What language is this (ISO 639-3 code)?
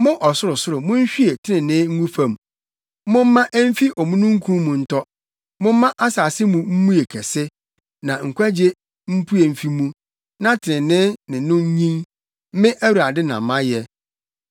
aka